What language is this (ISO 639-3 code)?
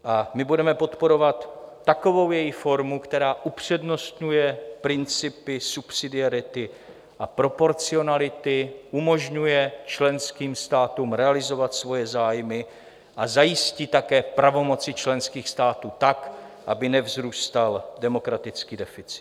ces